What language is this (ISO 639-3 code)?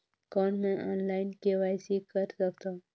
hne